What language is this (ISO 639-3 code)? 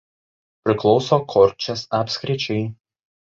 lit